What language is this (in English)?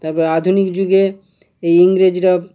Bangla